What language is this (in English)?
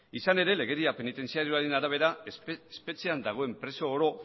Basque